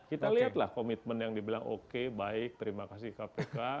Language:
Indonesian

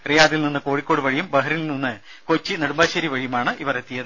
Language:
Malayalam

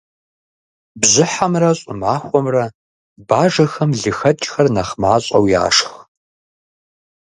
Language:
Kabardian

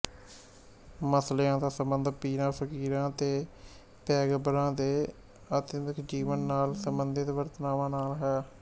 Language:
Punjabi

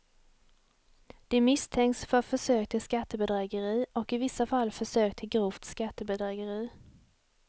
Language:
Swedish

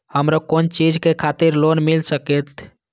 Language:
Maithili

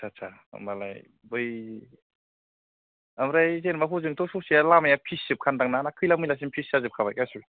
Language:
Bodo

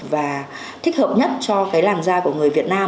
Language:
Vietnamese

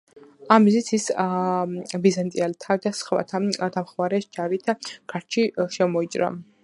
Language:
Georgian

